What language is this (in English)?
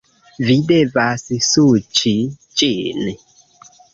Esperanto